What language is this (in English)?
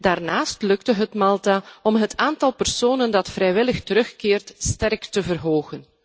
Dutch